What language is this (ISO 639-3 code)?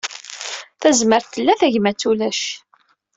kab